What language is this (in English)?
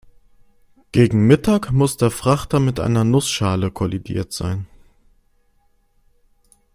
German